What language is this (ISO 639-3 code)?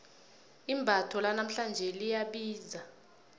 nbl